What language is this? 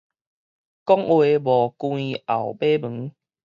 Min Nan Chinese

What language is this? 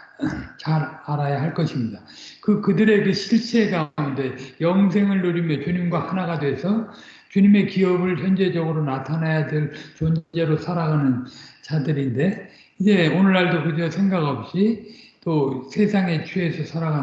Korean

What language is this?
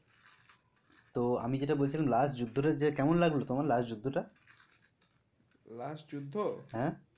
Bangla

